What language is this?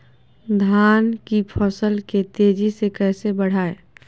Magahi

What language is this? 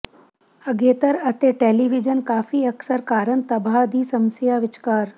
Punjabi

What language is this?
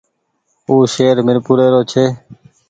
Goaria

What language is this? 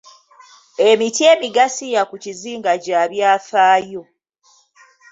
Ganda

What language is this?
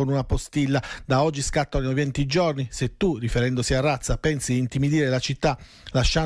Italian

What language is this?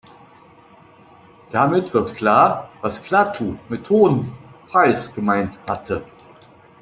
German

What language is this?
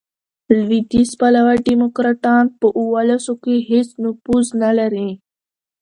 Pashto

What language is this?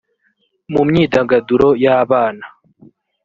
Kinyarwanda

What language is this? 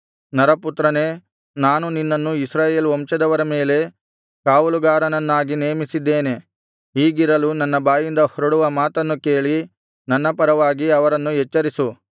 Kannada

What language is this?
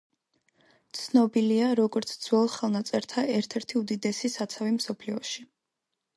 Georgian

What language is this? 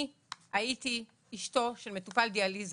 Hebrew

